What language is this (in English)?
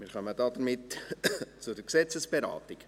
Swiss German